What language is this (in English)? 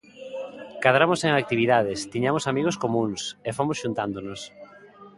Galician